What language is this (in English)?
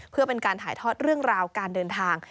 Thai